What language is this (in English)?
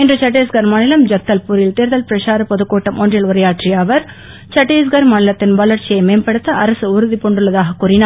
Tamil